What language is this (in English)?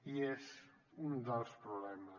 Catalan